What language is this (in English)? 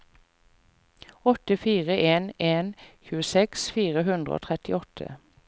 Norwegian